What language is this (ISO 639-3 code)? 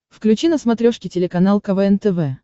rus